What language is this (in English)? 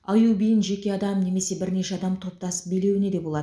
Kazakh